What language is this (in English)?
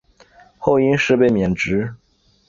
Chinese